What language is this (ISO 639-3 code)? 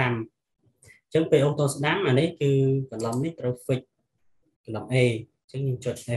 vie